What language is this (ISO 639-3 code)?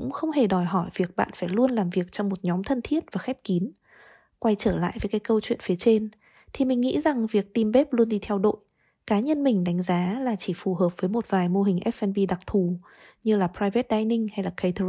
vie